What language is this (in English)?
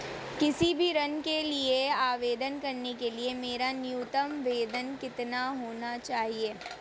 Hindi